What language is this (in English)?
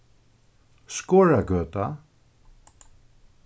Faroese